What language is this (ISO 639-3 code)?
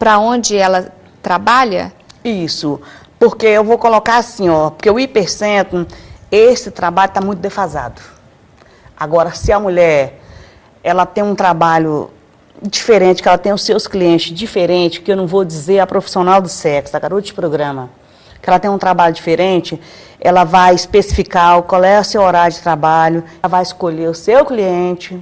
por